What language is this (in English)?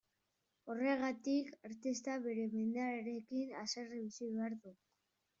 Basque